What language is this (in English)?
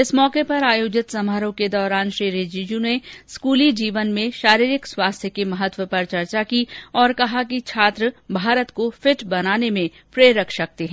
Hindi